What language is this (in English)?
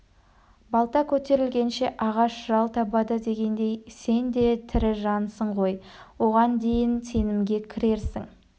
Kazakh